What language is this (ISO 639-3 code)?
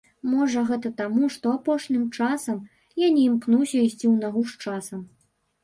bel